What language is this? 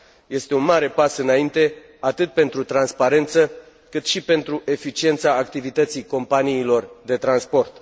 Romanian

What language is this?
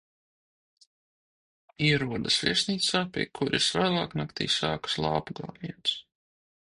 Latvian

